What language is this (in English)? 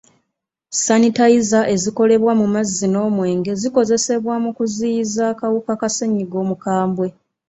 Ganda